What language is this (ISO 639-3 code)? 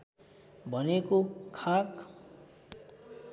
nep